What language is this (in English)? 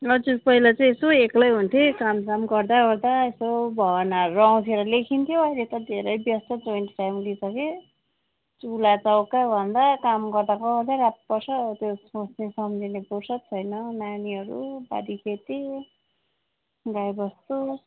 Nepali